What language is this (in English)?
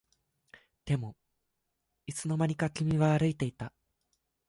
Japanese